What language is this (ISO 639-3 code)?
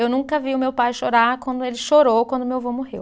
por